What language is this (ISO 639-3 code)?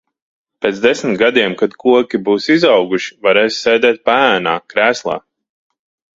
lav